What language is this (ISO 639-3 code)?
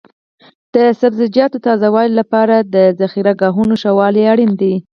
pus